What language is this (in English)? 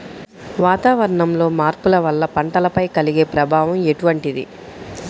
Telugu